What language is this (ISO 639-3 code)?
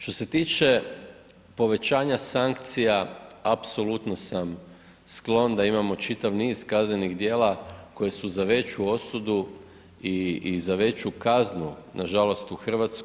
hrv